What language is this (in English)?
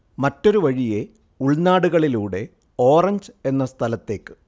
Malayalam